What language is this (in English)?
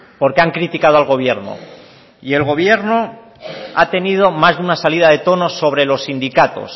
Spanish